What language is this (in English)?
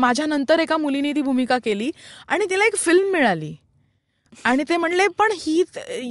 Marathi